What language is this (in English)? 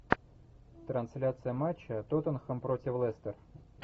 Russian